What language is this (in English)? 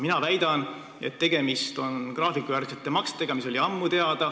Estonian